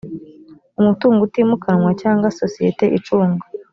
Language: Kinyarwanda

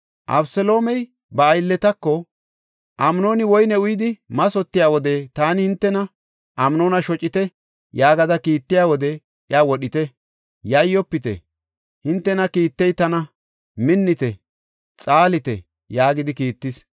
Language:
Gofa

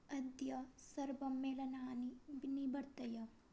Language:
Sanskrit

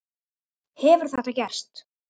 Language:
Icelandic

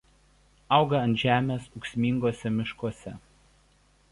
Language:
Lithuanian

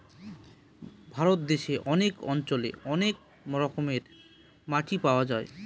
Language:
Bangla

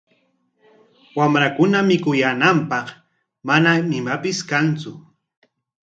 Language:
Corongo Ancash Quechua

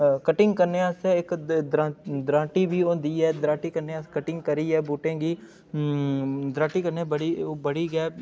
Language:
Dogri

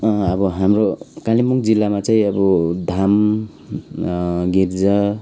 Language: Nepali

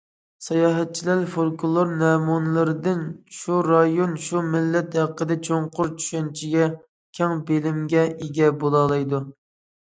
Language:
Uyghur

